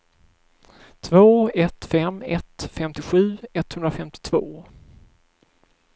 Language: Swedish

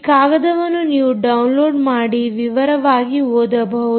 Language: Kannada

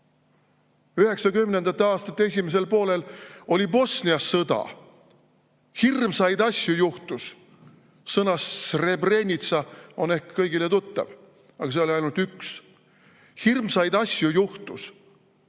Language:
Estonian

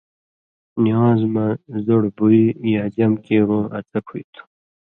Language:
Indus Kohistani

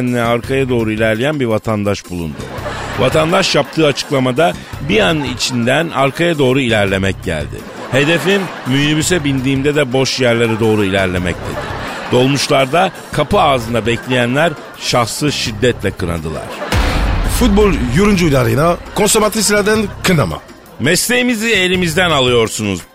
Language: Turkish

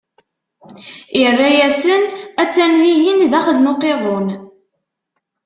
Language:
Kabyle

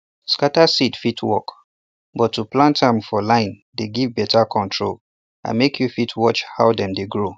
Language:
Nigerian Pidgin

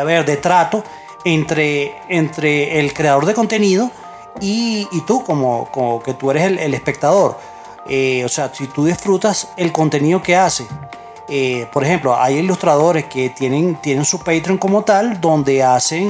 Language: Spanish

